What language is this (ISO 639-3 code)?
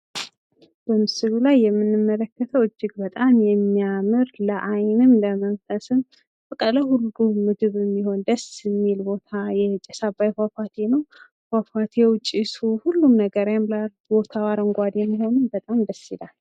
amh